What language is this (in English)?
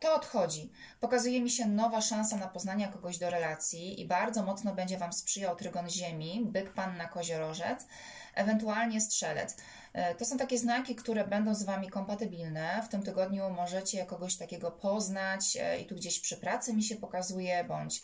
Polish